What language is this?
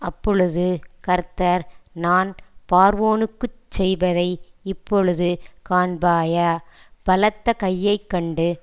Tamil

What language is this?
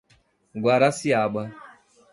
Portuguese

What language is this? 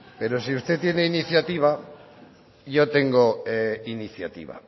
Spanish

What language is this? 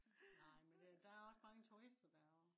Danish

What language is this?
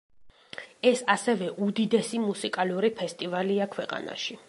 Georgian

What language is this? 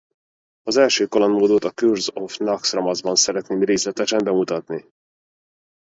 Hungarian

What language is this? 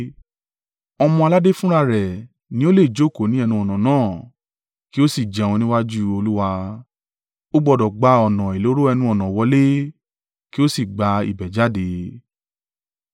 Yoruba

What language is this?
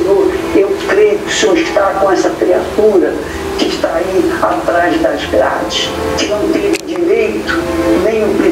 Portuguese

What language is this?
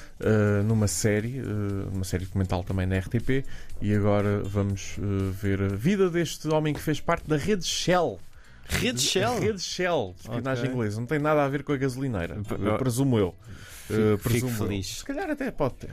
Portuguese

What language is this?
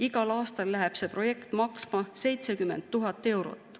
Estonian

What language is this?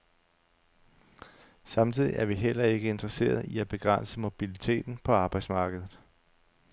Danish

